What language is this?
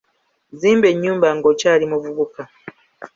Ganda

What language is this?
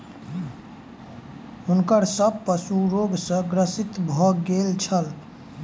Maithili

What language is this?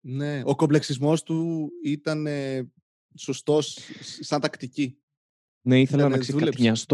Greek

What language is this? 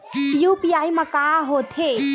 Chhattisgarhi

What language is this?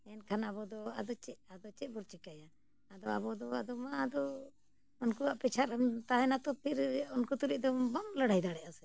Santali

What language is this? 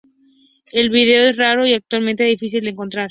Spanish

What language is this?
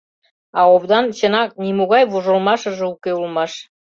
Mari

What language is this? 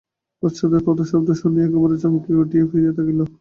Bangla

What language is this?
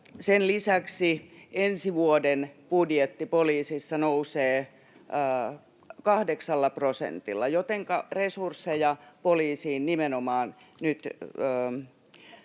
Finnish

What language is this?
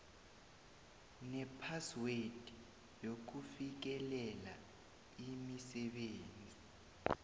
South Ndebele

